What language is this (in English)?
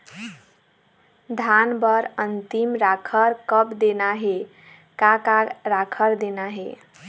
Chhattisgarhi